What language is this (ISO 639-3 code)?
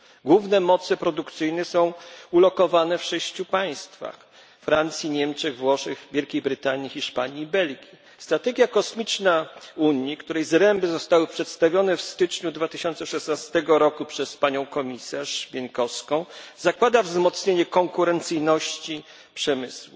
pol